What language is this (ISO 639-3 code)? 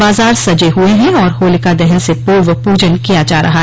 hin